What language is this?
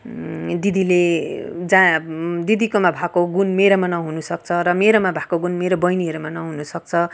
Nepali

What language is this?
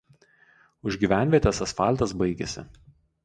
Lithuanian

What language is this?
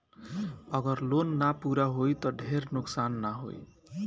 Bhojpuri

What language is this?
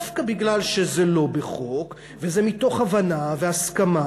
Hebrew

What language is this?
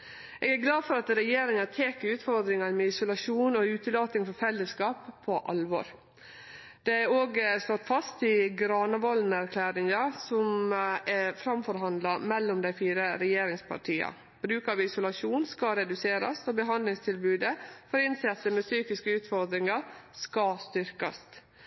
Norwegian Nynorsk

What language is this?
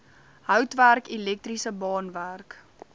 Afrikaans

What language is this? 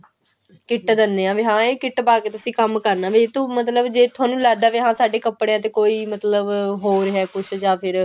Punjabi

